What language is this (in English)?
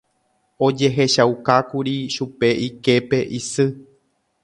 Guarani